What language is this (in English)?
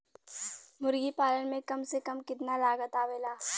Bhojpuri